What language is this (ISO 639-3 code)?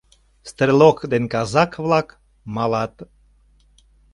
chm